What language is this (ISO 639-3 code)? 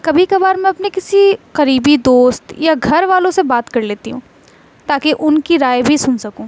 urd